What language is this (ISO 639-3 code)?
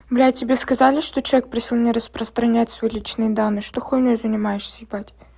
rus